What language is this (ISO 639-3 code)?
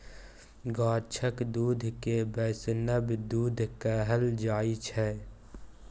mai